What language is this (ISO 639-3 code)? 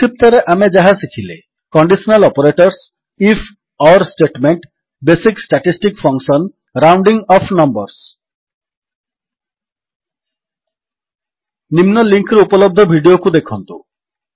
ori